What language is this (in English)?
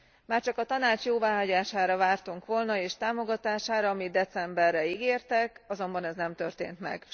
Hungarian